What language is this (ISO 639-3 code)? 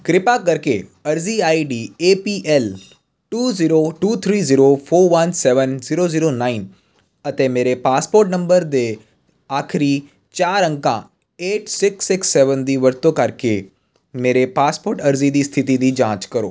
pan